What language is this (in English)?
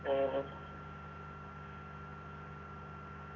Malayalam